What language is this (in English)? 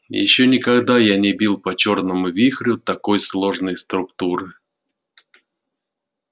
Russian